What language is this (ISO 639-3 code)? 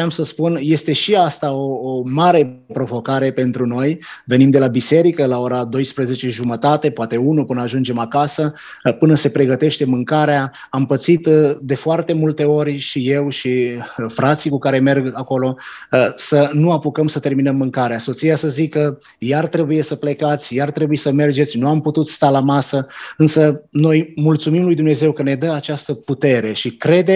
ron